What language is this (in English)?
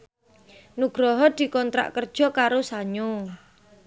Javanese